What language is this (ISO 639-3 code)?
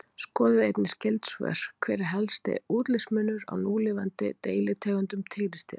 isl